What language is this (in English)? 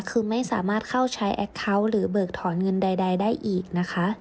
Thai